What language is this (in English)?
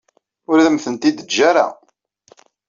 Kabyle